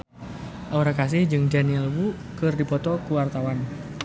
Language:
Sundanese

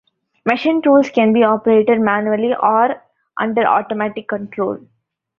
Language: English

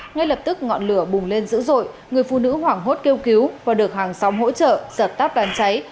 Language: Vietnamese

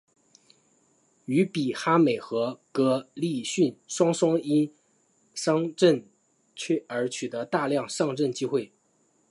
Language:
Chinese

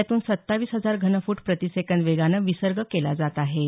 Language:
Marathi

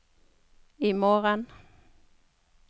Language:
Norwegian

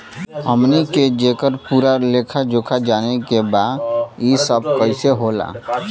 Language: Bhojpuri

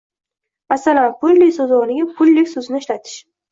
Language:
Uzbek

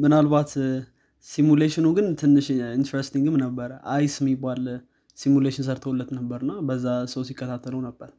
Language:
Amharic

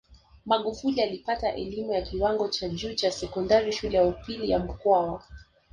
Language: Swahili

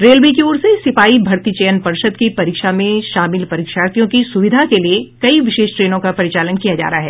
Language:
Hindi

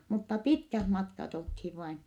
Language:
Finnish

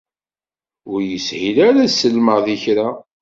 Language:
Kabyle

